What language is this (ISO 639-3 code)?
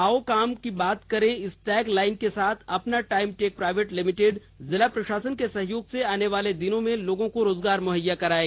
hin